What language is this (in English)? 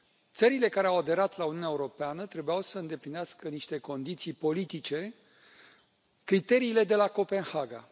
Romanian